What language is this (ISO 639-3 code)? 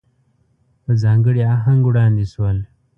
pus